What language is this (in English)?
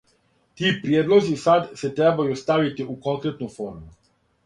Serbian